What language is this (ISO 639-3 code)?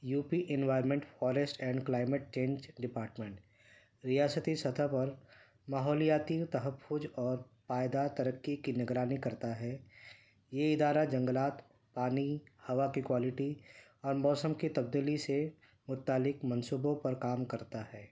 urd